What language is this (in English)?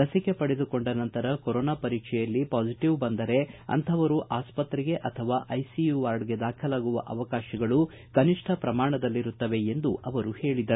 Kannada